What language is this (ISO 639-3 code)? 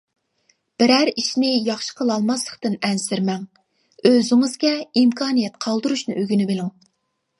uig